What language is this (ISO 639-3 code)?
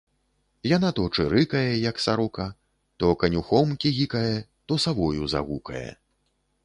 bel